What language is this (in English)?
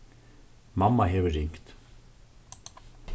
Faroese